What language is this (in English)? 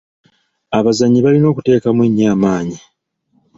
Ganda